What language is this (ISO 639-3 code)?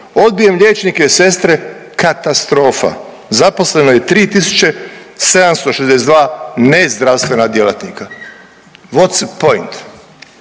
hrv